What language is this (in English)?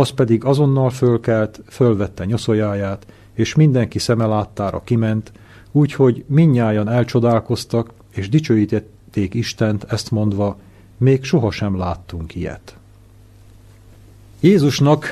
Hungarian